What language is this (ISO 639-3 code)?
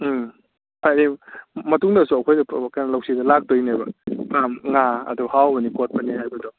mni